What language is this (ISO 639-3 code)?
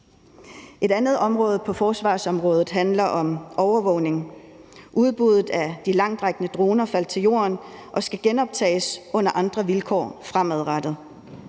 dan